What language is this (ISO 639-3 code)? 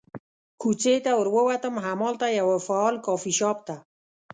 pus